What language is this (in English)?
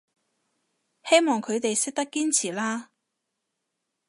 Cantonese